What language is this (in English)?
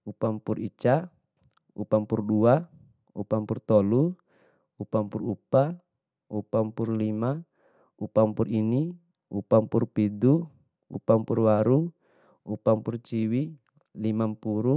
Bima